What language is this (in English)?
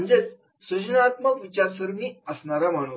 Marathi